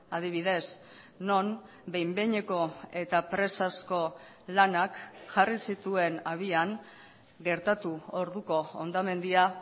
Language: Basque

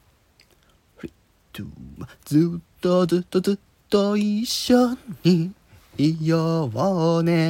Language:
Japanese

